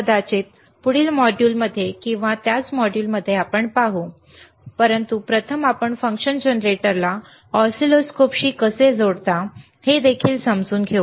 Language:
Marathi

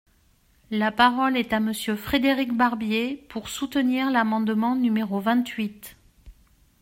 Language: French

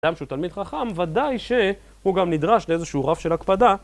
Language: Hebrew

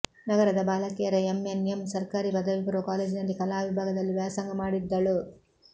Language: Kannada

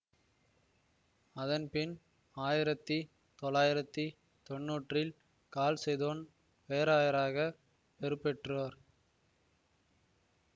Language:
Tamil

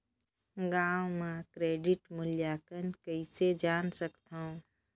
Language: Chhattisgarhi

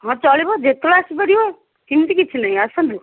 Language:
Odia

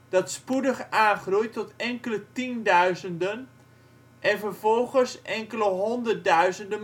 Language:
Dutch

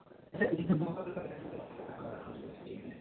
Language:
Hindi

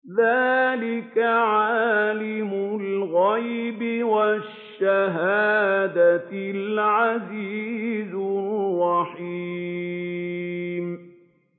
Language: Arabic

